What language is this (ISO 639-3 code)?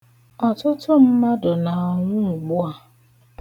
ibo